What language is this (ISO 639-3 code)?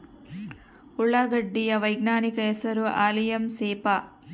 kan